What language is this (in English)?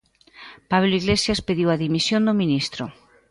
Galician